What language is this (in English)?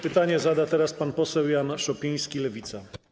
Polish